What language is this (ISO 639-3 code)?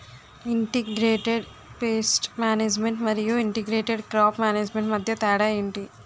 tel